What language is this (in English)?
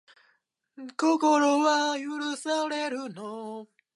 Japanese